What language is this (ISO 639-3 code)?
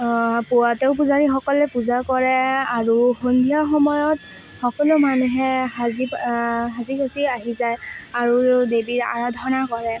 asm